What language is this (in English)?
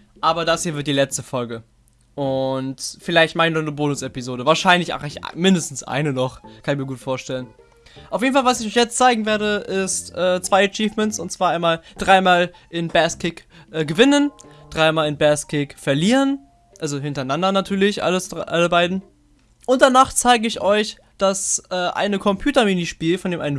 German